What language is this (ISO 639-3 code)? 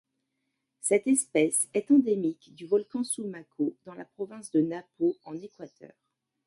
fra